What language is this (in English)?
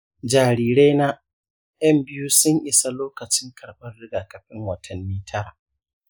Hausa